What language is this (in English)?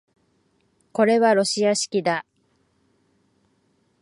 Japanese